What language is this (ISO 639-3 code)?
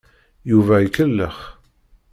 kab